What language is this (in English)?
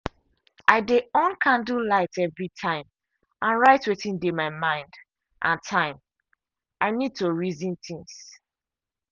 Nigerian Pidgin